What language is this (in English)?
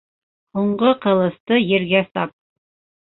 Bashkir